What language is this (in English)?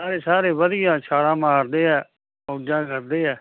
Punjabi